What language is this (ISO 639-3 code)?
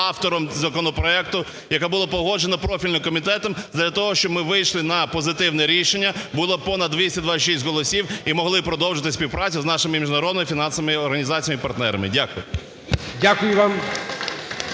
ukr